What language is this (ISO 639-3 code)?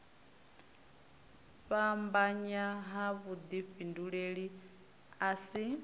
ven